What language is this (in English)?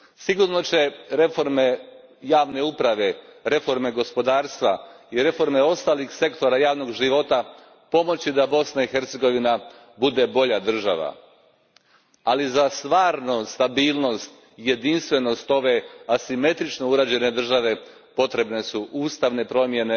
Croatian